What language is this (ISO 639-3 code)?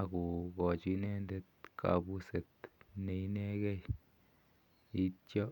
kln